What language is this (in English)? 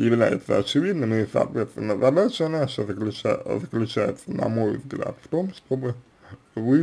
Russian